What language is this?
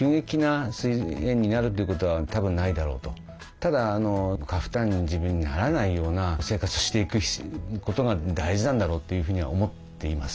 Japanese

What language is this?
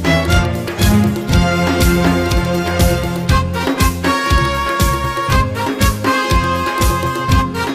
Romanian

